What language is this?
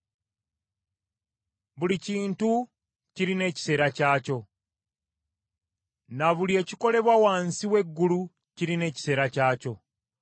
Ganda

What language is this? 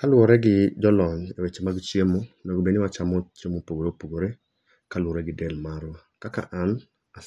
Luo (Kenya and Tanzania)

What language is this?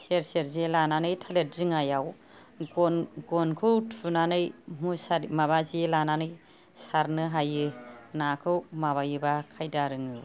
Bodo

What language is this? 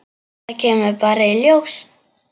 Icelandic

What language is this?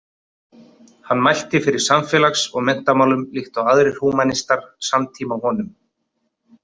Icelandic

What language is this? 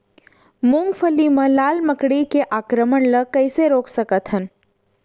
Chhattisgarhi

